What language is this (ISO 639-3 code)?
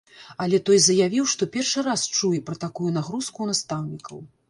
bel